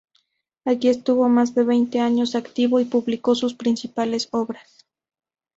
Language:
Spanish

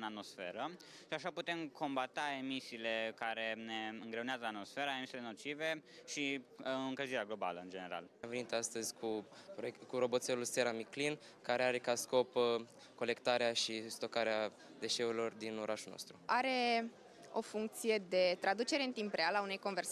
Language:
Romanian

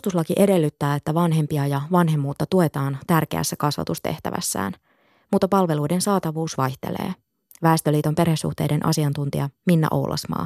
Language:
Finnish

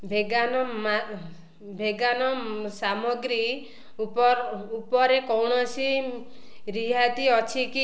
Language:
Odia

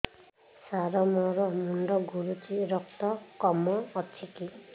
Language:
Odia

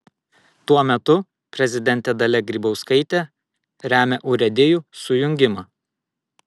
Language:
Lithuanian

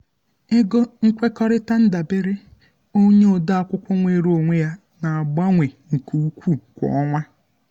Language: Igbo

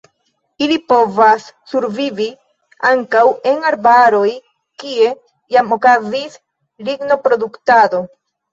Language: Esperanto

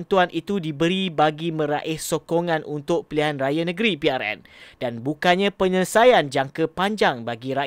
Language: Malay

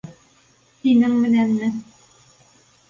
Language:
Bashkir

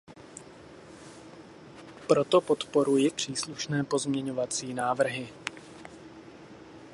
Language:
Czech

